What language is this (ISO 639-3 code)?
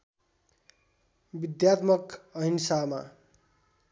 nep